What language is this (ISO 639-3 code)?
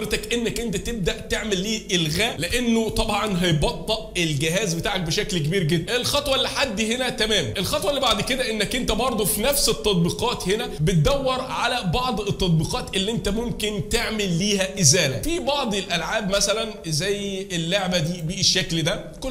ara